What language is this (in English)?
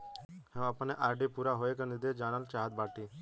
Bhojpuri